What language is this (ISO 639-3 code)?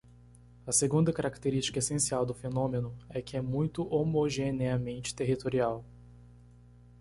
por